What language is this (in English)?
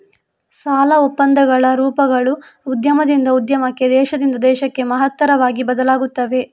Kannada